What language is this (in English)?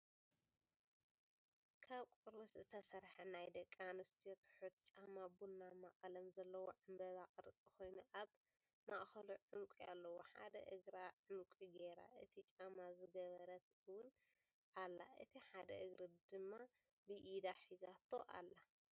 Tigrinya